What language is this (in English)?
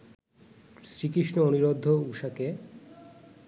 Bangla